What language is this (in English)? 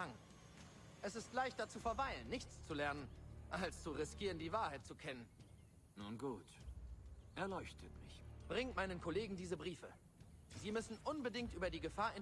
German